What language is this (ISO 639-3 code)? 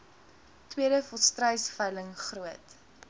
afr